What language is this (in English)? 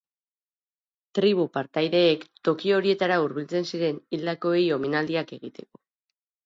Basque